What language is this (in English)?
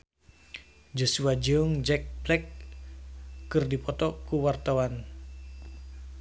Sundanese